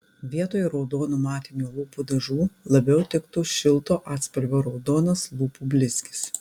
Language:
Lithuanian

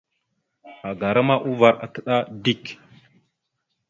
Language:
Mada (Cameroon)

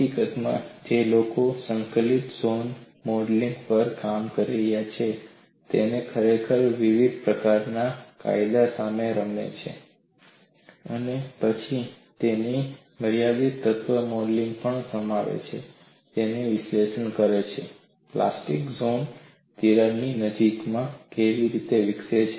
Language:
Gujarati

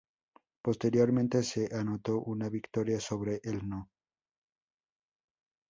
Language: Spanish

